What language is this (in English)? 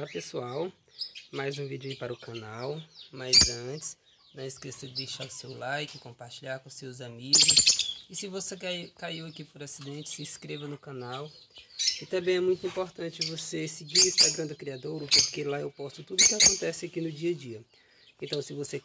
Portuguese